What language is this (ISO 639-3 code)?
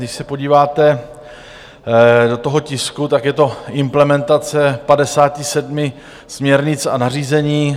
ces